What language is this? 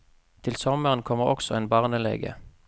Norwegian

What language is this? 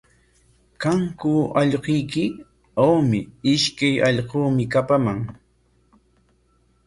Corongo Ancash Quechua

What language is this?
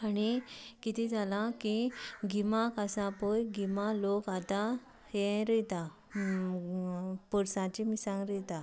Konkani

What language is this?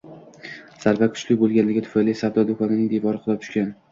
Uzbek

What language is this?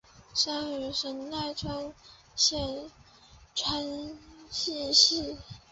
Chinese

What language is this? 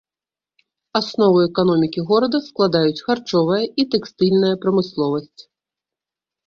Belarusian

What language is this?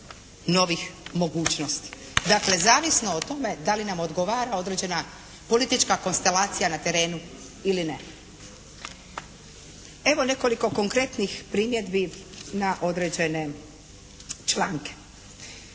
Croatian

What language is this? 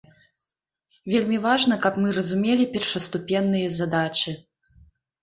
Belarusian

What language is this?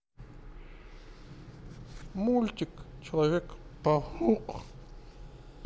Russian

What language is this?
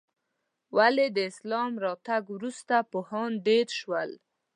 Pashto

